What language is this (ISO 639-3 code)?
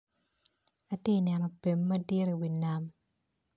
ach